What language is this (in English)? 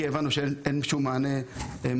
Hebrew